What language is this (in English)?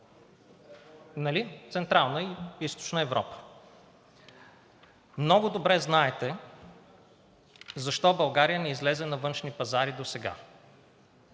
Bulgarian